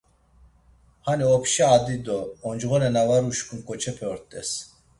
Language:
Laz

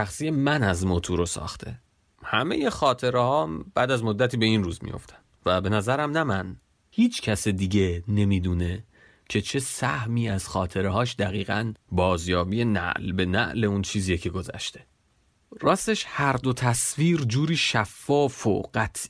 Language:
Persian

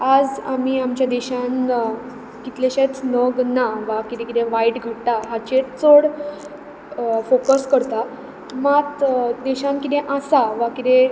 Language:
Konkani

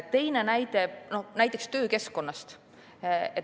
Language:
Estonian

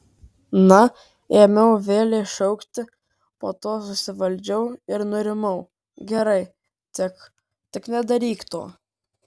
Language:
Lithuanian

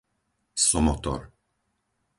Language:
Slovak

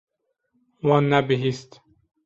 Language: Kurdish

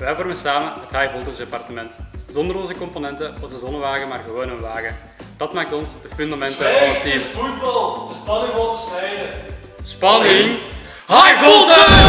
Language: Dutch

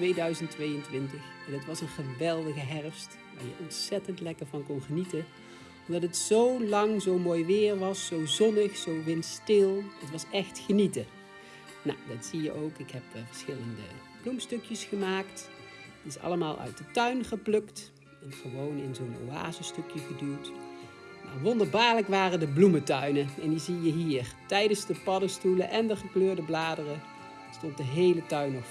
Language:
Dutch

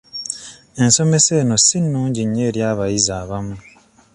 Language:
Ganda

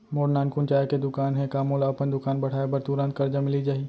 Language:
Chhattisgarhi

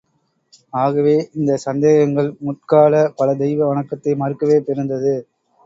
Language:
Tamil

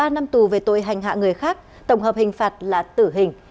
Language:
Vietnamese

